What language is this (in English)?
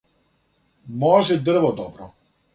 Serbian